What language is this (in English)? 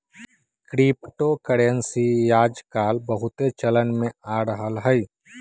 Magahi